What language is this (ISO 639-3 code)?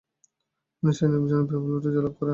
ben